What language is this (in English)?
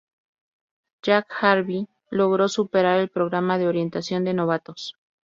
Spanish